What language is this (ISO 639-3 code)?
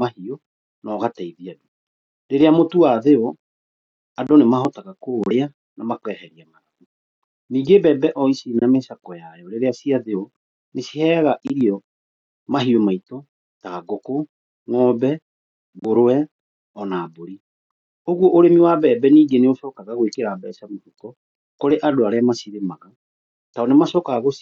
kik